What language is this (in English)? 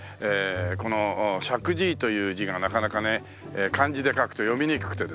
Japanese